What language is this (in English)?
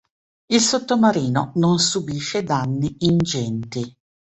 Italian